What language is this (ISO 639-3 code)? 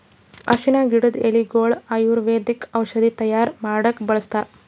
kan